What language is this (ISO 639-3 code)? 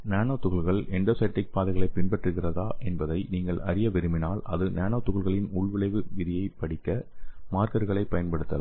tam